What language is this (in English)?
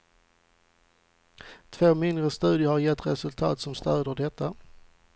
Swedish